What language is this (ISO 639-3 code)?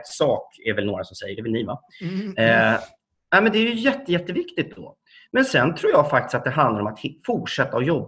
swe